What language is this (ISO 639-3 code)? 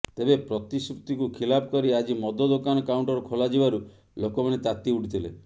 ori